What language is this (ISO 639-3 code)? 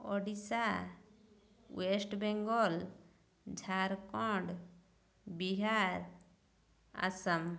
ori